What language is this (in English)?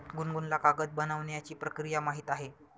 Marathi